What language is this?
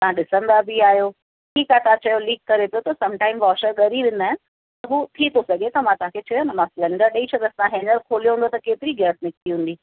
Sindhi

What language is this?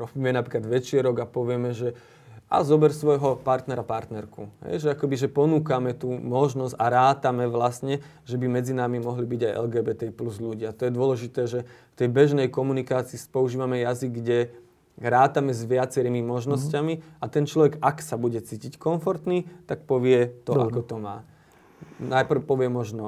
Slovak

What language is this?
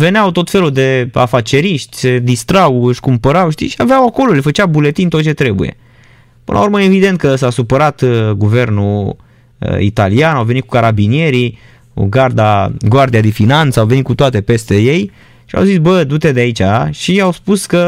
Romanian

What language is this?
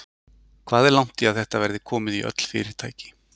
Icelandic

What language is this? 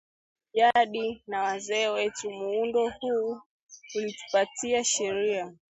Swahili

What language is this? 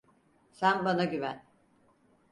Turkish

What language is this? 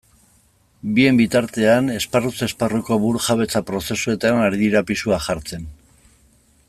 Basque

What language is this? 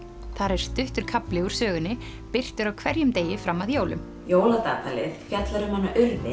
Icelandic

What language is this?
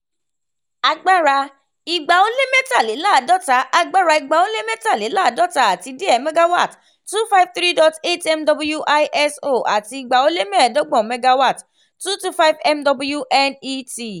Yoruba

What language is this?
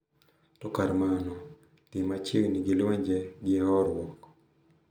Luo (Kenya and Tanzania)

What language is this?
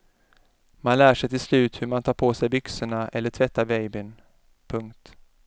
Swedish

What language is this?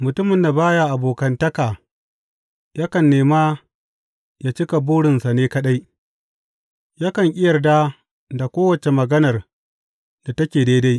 Hausa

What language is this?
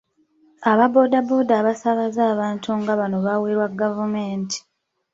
Ganda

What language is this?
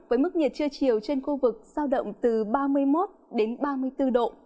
Vietnamese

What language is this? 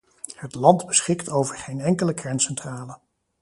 Dutch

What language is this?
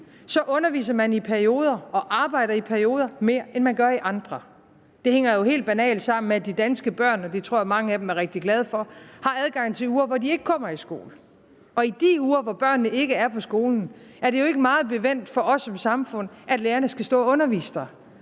Danish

